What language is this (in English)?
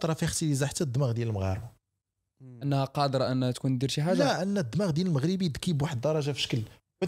Arabic